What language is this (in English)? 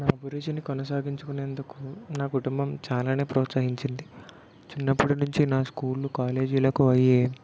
Telugu